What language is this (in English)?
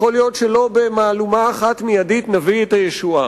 Hebrew